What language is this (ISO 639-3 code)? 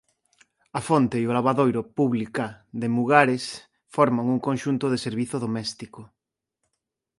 glg